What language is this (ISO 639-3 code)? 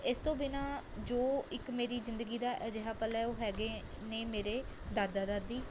pan